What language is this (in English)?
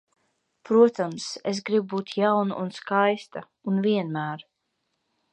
Latvian